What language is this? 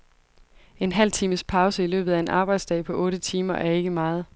Danish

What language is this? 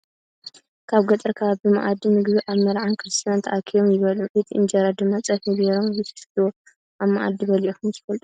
Tigrinya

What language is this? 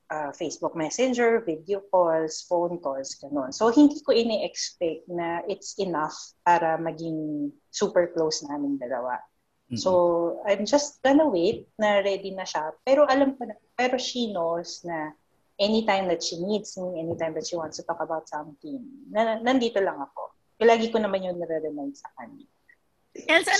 Filipino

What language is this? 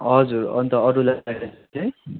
Nepali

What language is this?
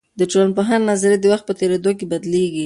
Pashto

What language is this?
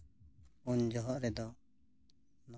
Santali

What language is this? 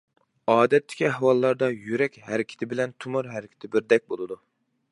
Uyghur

